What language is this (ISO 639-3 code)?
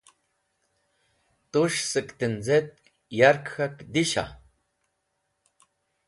wbl